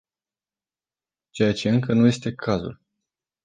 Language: Romanian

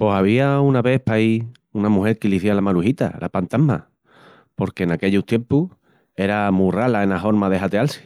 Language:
Extremaduran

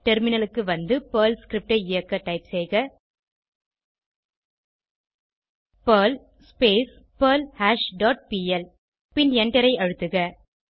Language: Tamil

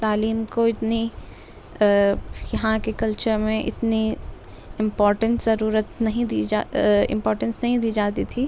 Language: Urdu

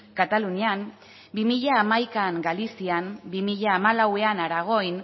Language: Basque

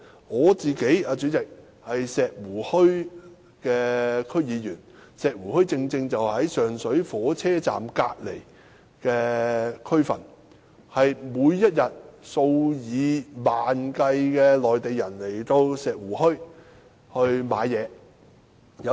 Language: Cantonese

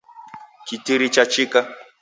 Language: Taita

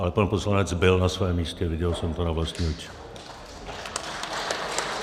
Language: Czech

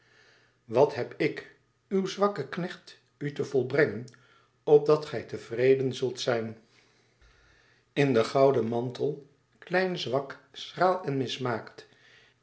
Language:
Dutch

